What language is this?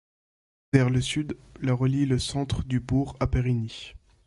French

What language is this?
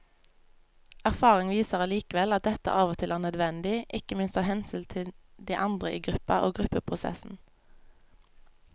Norwegian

